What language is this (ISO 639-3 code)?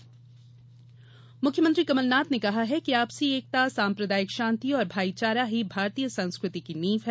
hin